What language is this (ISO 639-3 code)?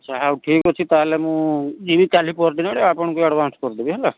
ori